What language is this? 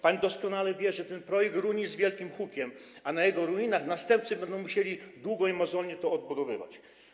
Polish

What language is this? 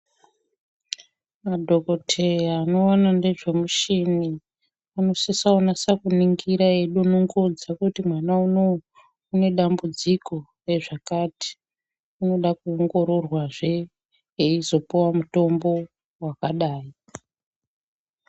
Ndau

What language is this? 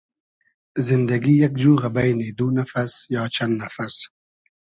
Hazaragi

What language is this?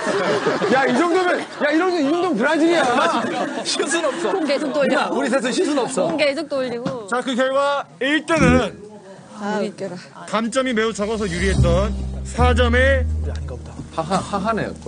Korean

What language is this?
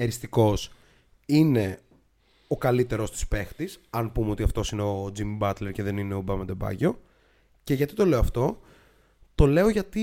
Greek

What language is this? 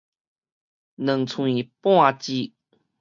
Min Nan Chinese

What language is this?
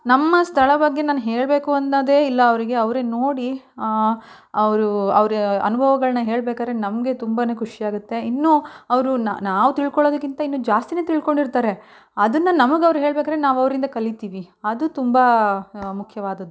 Kannada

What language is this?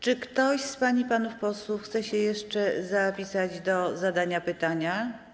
Polish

